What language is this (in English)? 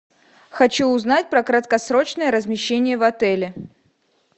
Russian